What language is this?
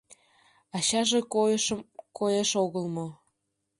Mari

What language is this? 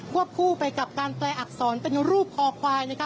Thai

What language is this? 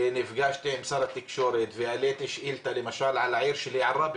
Hebrew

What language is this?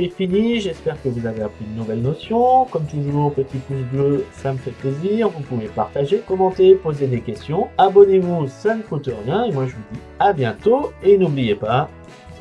French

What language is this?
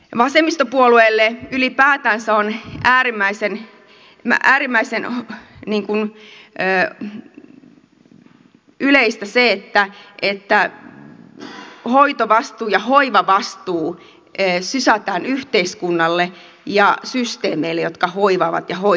Finnish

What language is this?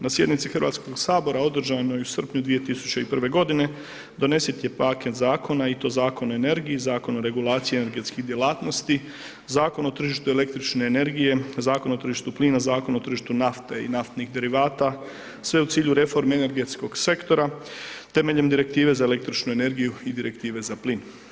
Croatian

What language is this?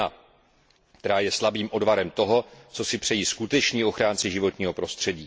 Czech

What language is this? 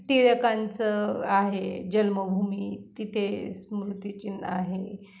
Marathi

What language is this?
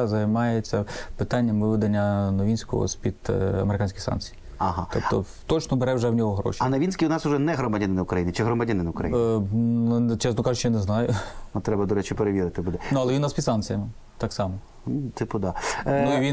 Ukrainian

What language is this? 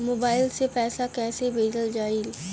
Bhojpuri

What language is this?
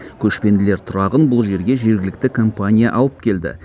Kazakh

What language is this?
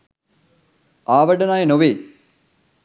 Sinhala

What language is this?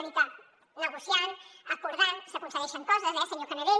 Catalan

